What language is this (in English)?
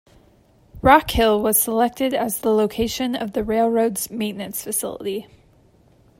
English